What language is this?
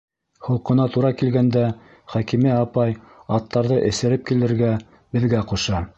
Bashkir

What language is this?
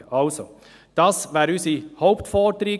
Swiss German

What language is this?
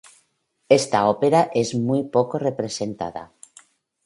Spanish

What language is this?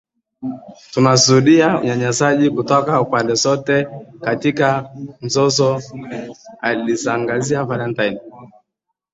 Swahili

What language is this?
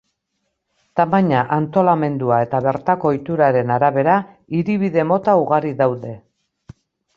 Basque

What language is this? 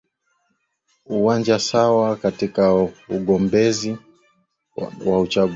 Swahili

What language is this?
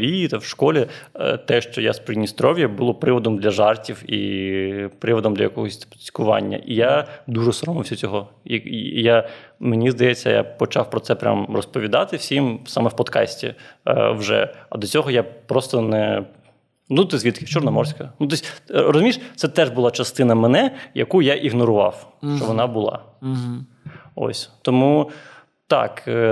Ukrainian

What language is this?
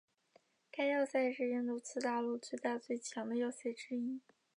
Chinese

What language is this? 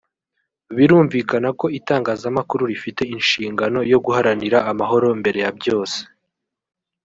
Kinyarwanda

